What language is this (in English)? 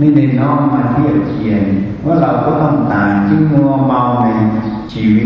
Thai